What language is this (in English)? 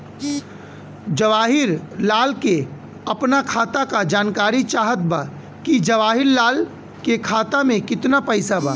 Bhojpuri